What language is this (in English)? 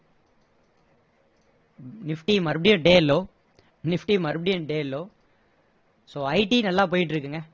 Tamil